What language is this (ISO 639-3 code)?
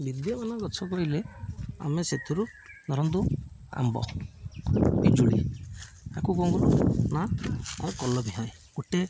ori